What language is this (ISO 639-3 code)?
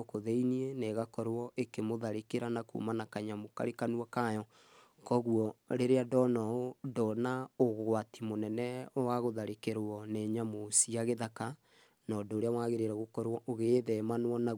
kik